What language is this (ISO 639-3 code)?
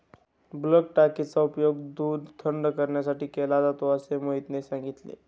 mar